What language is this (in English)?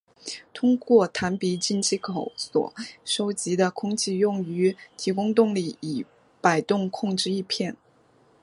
Chinese